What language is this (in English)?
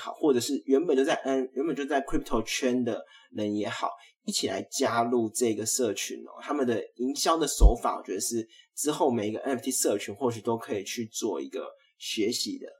Chinese